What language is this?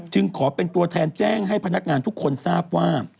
Thai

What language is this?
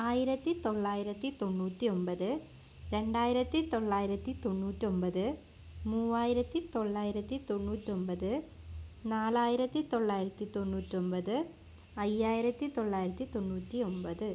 Malayalam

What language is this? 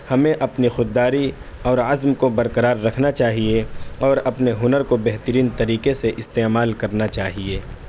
Urdu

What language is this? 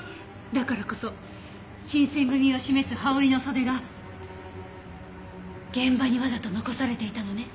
Japanese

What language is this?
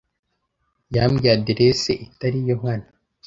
Kinyarwanda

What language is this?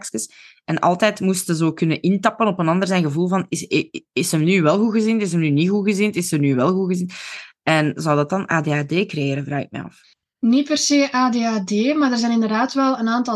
Dutch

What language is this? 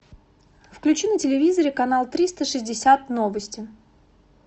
Russian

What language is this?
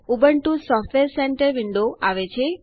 Gujarati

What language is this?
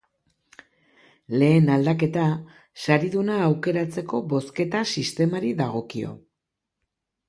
Basque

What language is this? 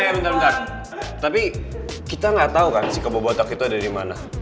Indonesian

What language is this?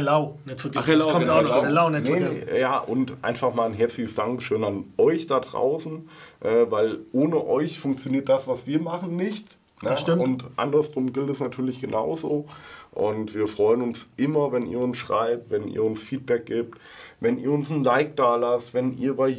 German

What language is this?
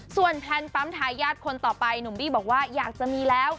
Thai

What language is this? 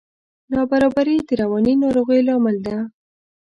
Pashto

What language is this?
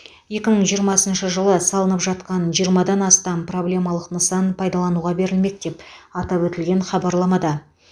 Kazakh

